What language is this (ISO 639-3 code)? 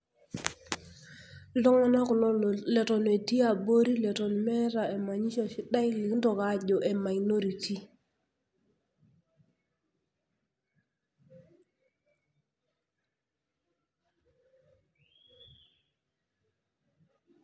mas